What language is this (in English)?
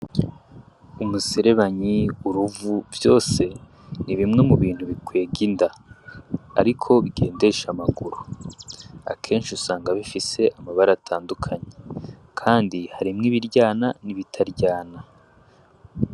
Rundi